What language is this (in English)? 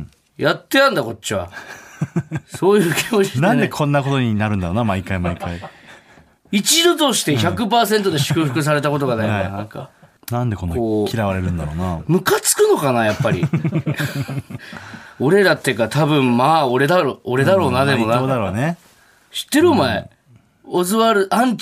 Japanese